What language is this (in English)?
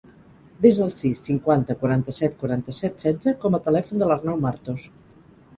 Catalan